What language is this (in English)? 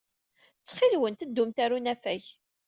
Kabyle